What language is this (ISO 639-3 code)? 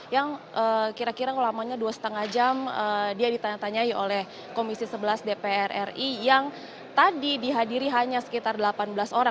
ind